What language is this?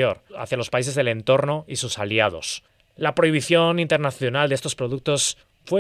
Spanish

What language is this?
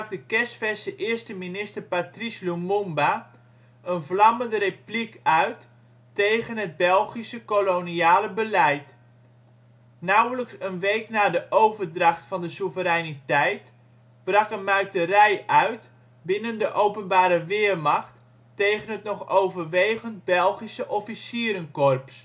Dutch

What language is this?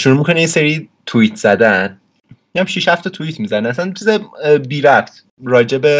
Persian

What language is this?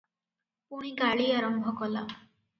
Odia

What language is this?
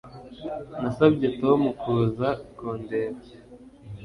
Kinyarwanda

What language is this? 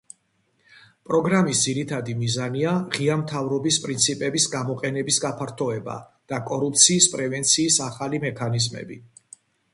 Georgian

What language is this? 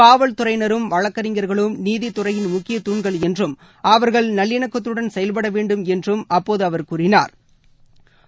Tamil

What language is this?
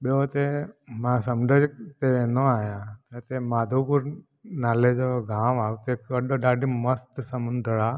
Sindhi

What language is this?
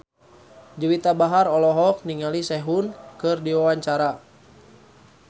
Sundanese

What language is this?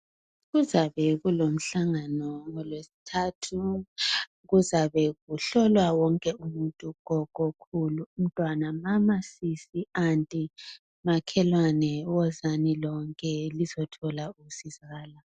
North Ndebele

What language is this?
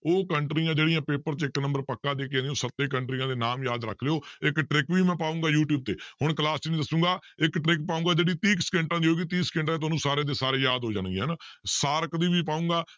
Punjabi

